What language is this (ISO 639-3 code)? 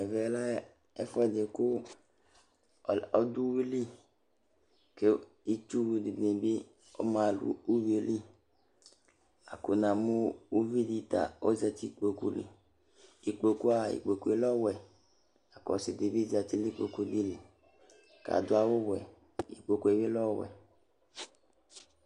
kpo